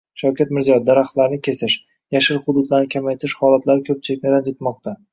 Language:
Uzbek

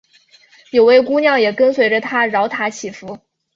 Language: Chinese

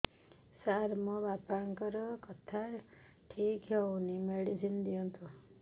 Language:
Odia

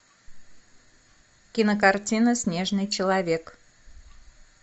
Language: Russian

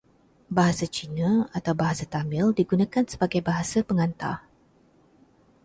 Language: Malay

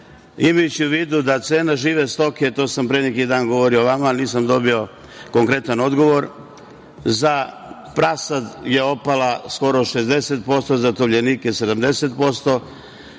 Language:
Serbian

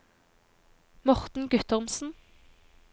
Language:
Norwegian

